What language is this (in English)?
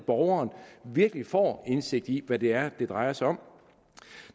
Danish